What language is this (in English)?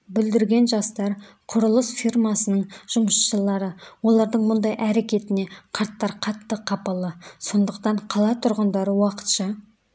Kazakh